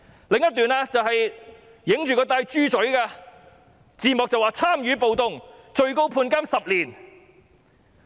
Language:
Cantonese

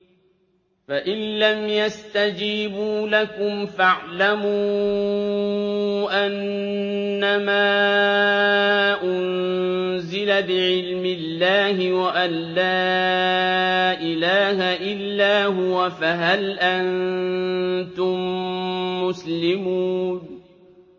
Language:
Arabic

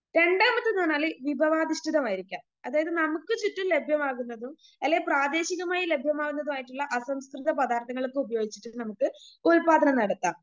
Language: Malayalam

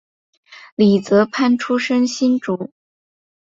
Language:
Chinese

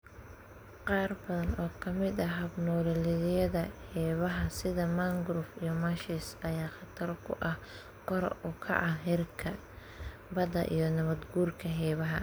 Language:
Somali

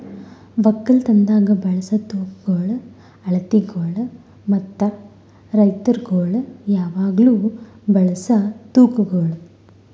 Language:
Kannada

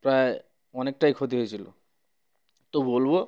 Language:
Bangla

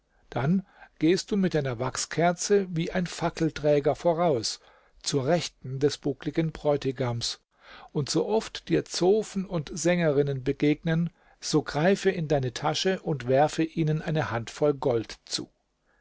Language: German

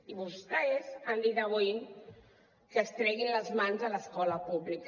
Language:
Catalan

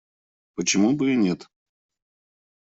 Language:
Russian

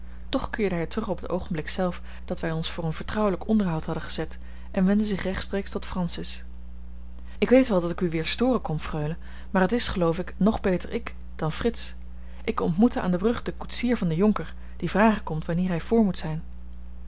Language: Dutch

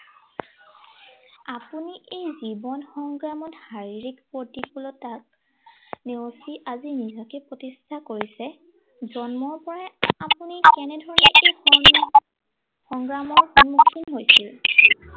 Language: Assamese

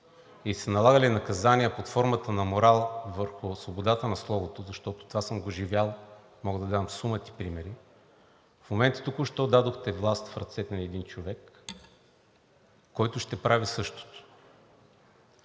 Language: Bulgarian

